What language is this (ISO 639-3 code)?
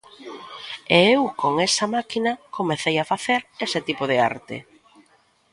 glg